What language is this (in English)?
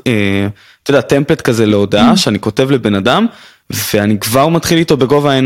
Hebrew